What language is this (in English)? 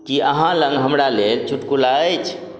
Maithili